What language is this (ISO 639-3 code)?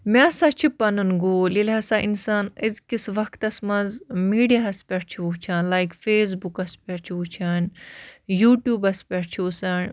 kas